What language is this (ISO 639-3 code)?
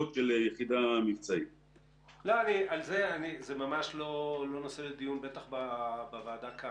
heb